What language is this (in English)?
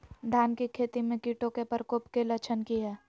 Magahi